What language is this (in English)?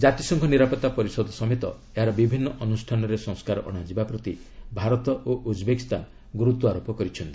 Odia